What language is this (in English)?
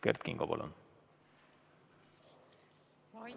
Estonian